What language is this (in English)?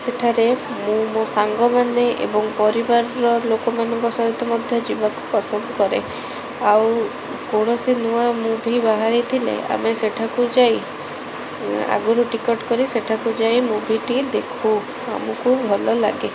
Odia